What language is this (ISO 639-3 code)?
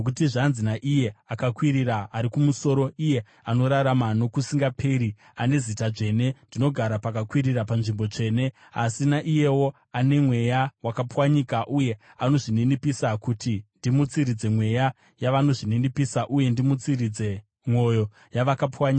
sna